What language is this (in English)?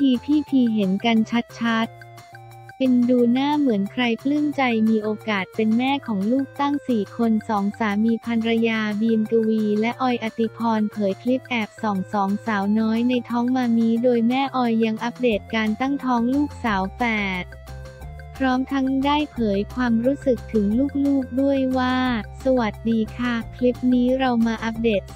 Thai